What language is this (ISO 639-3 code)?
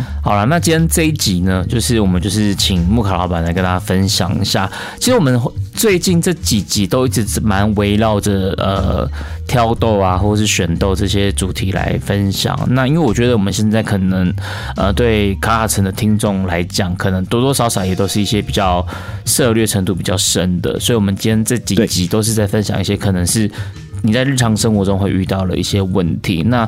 zho